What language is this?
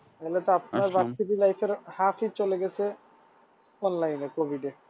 Bangla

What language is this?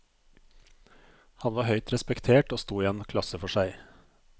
Norwegian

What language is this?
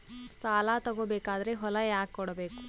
Kannada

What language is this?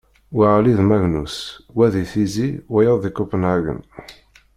Kabyle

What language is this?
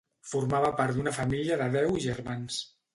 Catalan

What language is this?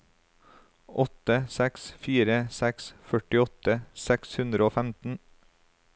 Norwegian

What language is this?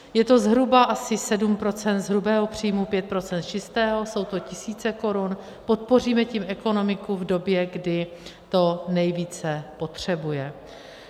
Czech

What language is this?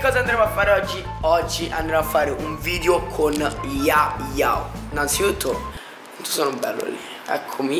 Italian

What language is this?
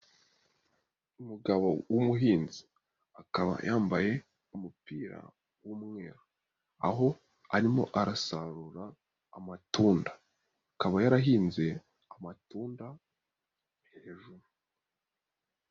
Kinyarwanda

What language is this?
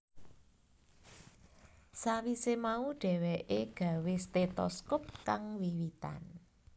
Javanese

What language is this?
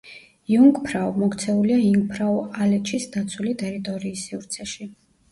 Georgian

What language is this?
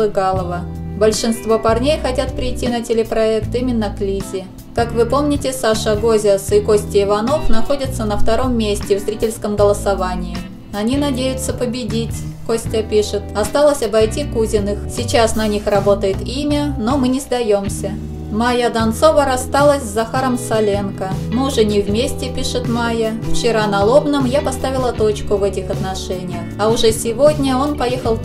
Russian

